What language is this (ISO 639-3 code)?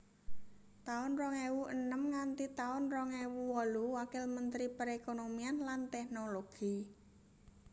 jav